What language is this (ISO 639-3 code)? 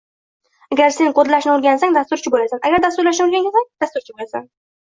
uzb